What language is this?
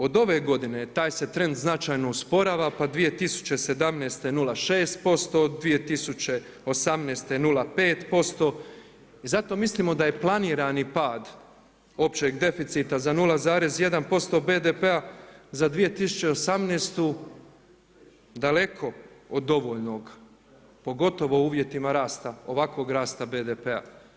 Croatian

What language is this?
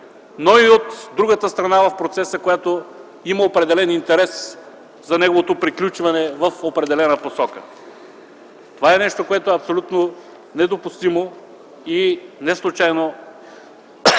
Bulgarian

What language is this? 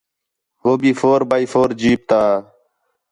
Khetrani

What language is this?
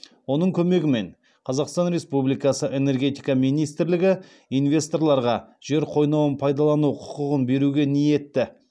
Kazakh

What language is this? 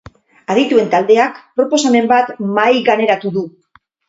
Basque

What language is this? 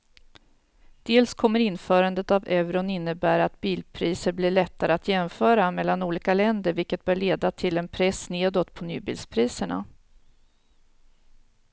Swedish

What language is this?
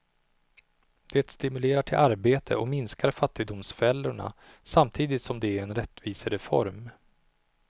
Swedish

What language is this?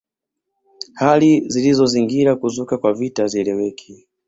Swahili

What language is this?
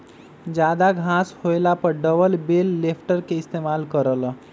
Magahi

